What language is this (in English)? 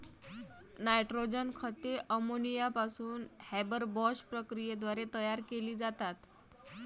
Marathi